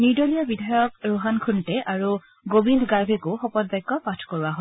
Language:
Assamese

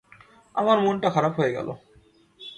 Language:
Bangla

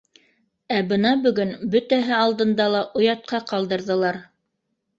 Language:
Bashkir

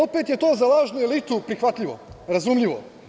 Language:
Serbian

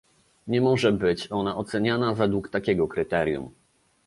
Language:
Polish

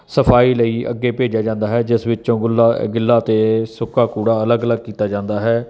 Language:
Punjabi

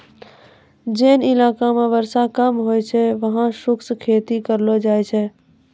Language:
Maithili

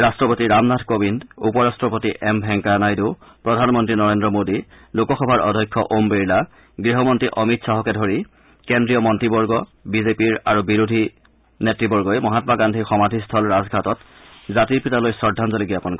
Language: Assamese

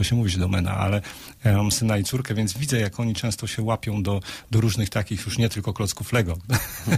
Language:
Polish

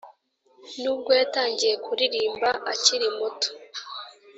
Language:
Kinyarwanda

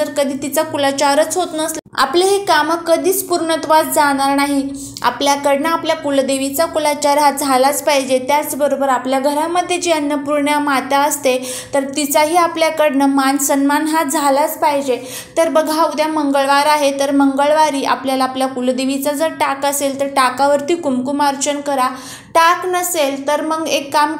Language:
Romanian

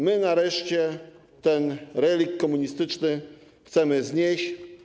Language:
Polish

